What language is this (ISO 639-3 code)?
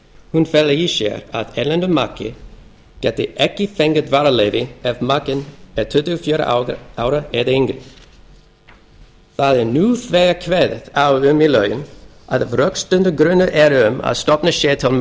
isl